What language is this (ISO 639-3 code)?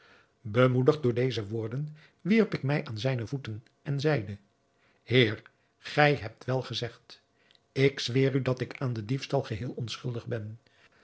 nld